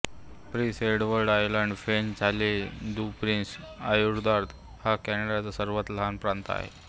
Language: Marathi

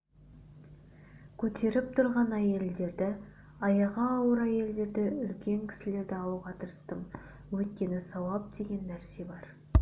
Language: Kazakh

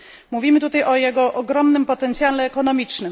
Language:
Polish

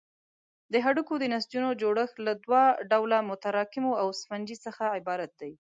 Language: Pashto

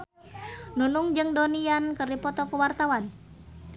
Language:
Sundanese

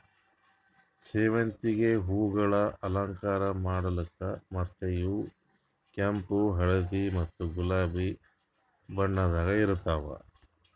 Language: Kannada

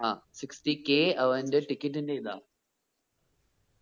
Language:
Malayalam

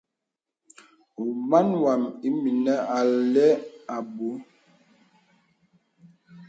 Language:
Bebele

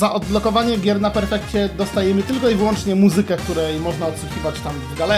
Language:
Polish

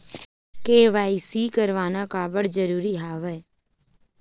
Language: Chhattisgarhi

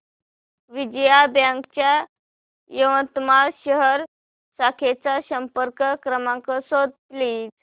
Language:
Marathi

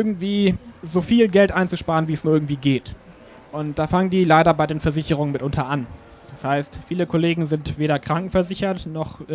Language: German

